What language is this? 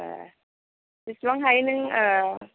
Bodo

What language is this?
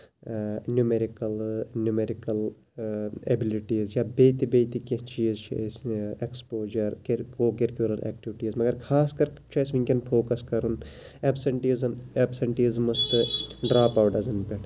Kashmiri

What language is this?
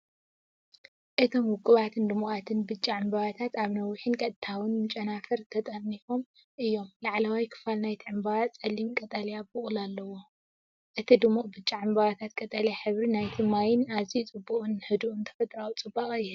Tigrinya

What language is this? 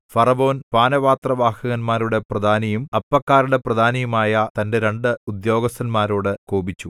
Malayalam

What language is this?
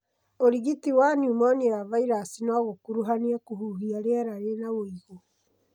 Kikuyu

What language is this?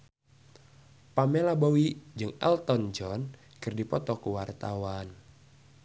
Sundanese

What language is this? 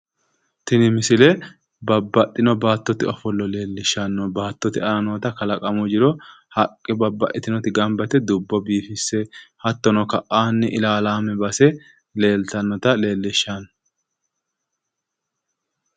Sidamo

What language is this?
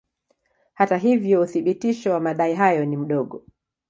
Swahili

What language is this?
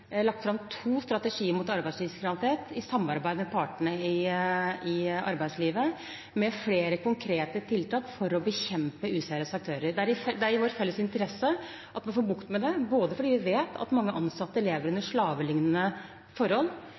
Norwegian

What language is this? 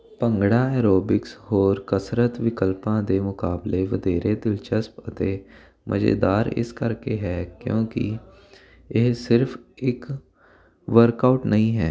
Punjabi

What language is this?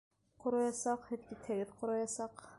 Bashkir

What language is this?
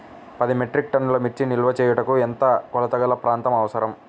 Telugu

